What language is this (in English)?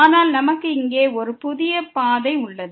Tamil